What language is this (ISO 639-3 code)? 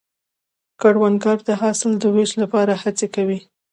pus